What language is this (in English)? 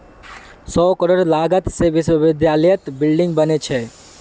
Magahi